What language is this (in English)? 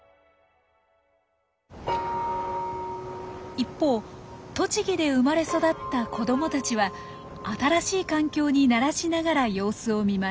Japanese